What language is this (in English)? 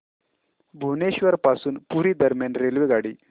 Marathi